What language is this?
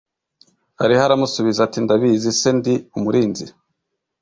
Kinyarwanda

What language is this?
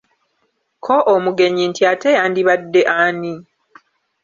Ganda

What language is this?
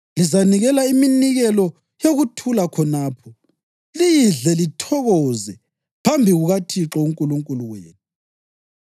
North Ndebele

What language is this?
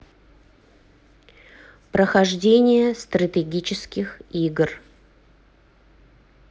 Russian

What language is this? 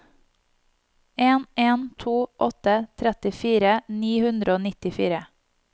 Norwegian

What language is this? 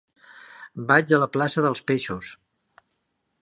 Catalan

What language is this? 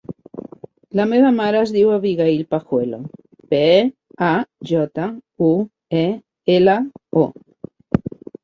Catalan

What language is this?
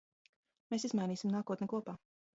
Latvian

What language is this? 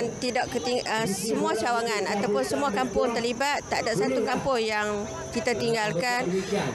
Malay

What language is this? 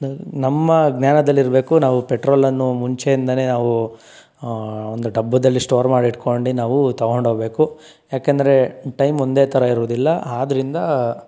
Kannada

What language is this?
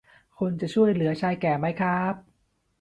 Thai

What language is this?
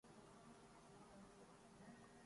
Urdu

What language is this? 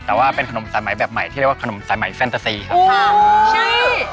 Thai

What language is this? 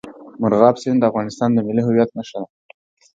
Pashto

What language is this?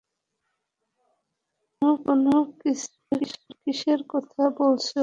Bangla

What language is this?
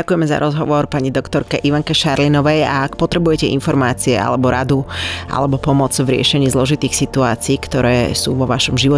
Slovak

